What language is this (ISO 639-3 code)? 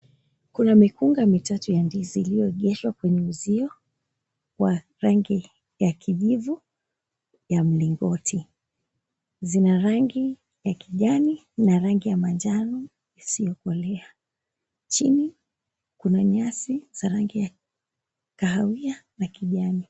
swa